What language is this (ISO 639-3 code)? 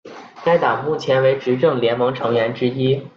zho